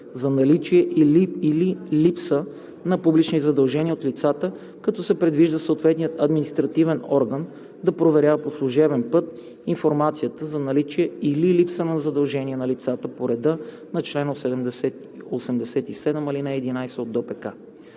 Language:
Bulgarian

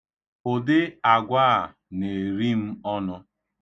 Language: Igbo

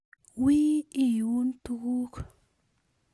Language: Kalenjin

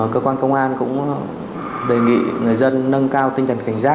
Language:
Vietnamese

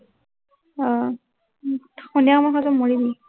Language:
Assamese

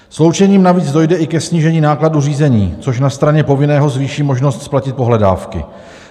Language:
Czech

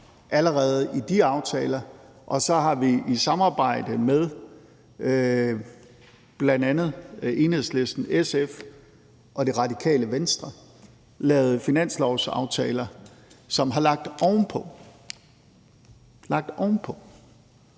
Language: Danish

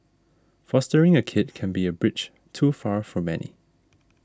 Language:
English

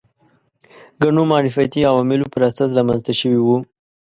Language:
Pashto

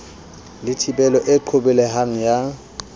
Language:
Southern Sotho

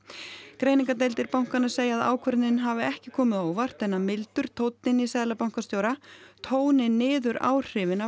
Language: Icelandic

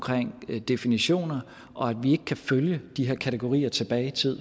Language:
Danish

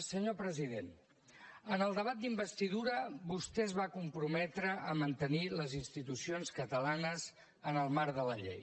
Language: Catalan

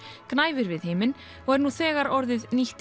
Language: Icelandic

